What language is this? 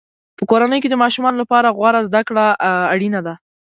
Pashto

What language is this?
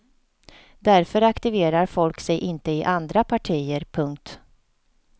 Swedish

